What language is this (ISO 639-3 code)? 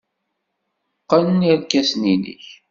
kab